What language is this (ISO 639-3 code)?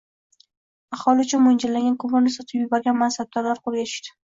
uzb